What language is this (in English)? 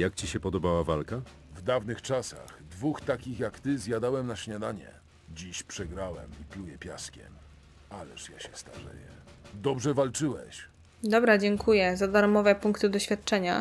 Polish